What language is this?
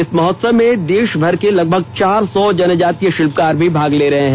Hindi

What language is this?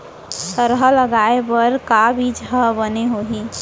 Chhattisgarhi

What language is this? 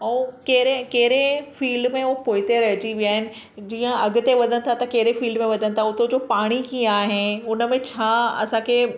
Sindhi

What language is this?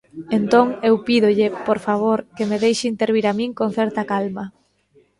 Galician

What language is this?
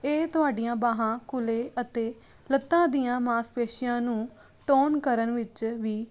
Punjabi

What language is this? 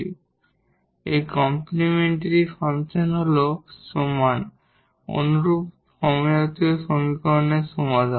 Bangla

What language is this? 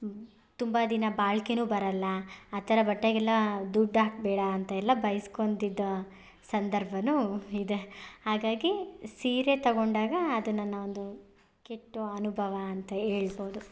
Kannada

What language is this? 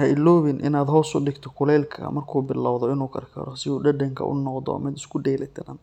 Somali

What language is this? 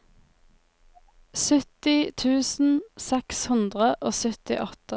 Norwegian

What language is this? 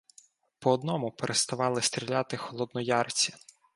Ukrainian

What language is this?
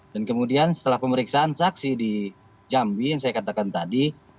Indonesian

